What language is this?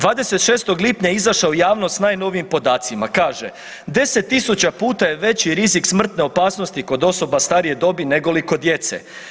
Croatian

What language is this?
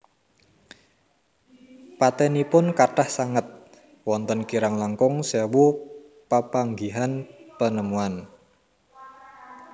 Javanese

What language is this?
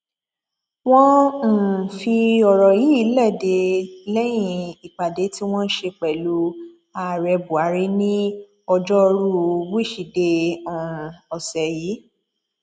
Yoruba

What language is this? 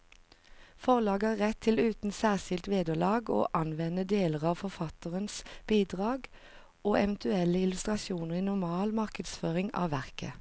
Norwegian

